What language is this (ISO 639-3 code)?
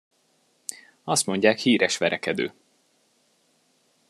hun